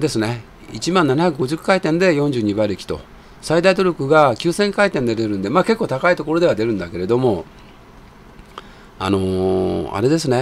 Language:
Japanese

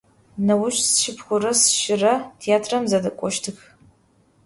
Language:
Adyghe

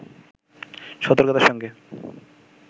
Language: Bangla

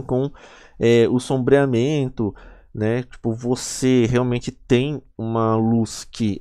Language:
Portuguese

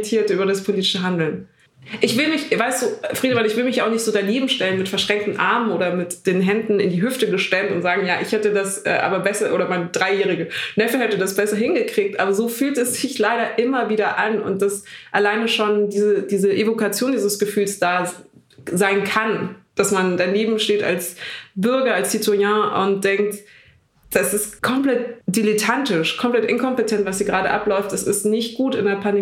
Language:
German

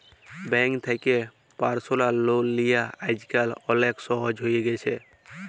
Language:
Bangla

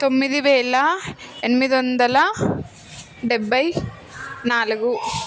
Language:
Telugu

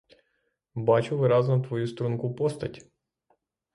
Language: Ukrainian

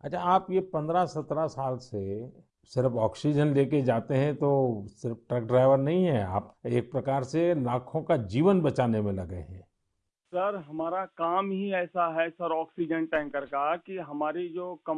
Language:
Hindi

